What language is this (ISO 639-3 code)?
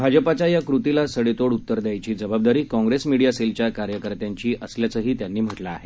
mar